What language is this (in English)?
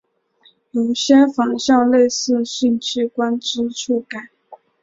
Chinese